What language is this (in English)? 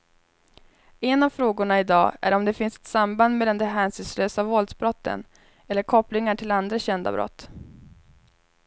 Swedish